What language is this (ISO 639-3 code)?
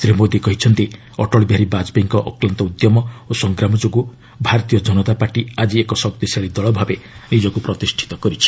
ori